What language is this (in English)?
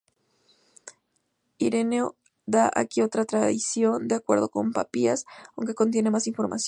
Spanish